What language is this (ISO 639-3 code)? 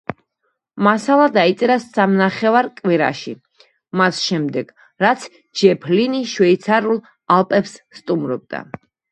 kat